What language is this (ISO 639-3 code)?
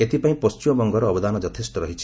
ori